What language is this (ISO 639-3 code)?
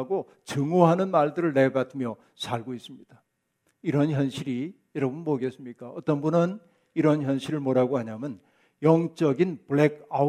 kor